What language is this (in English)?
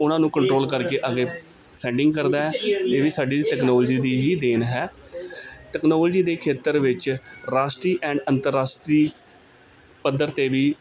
Punjabi